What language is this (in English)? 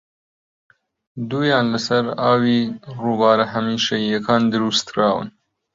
Central Kurdish